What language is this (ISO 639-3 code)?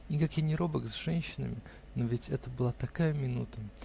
rus